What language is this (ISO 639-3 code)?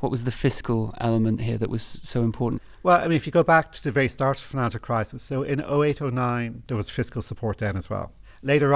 eng